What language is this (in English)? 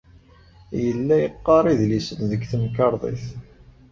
Kabyle